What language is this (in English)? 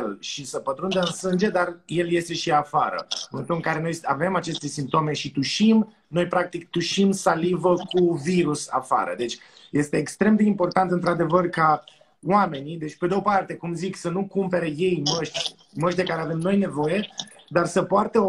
Romanian